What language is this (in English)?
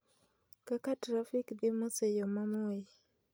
Luo (Kenya and Tanzania)